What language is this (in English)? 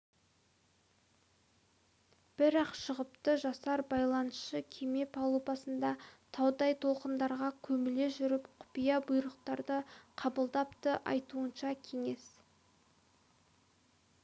Kazakh